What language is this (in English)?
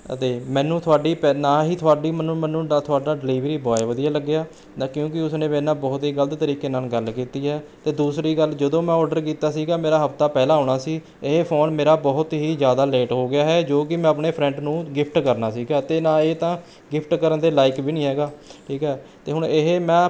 Punjabi